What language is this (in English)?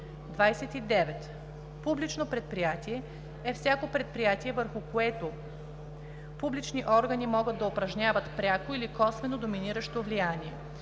Bulgarian